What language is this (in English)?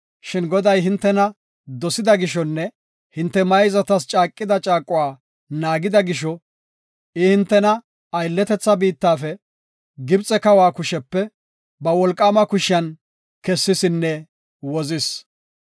Gofa